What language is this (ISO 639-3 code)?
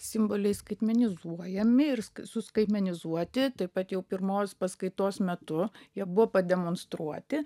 lit